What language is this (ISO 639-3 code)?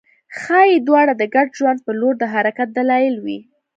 pus